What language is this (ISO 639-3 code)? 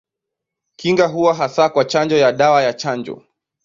swa